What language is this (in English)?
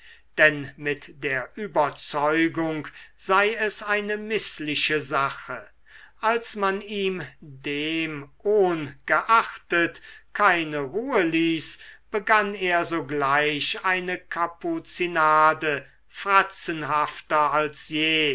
German